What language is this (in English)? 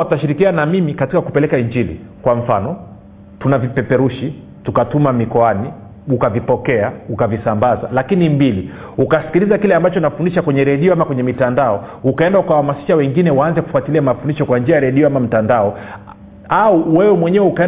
Swahili